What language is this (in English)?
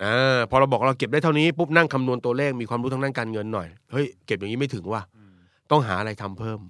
Thai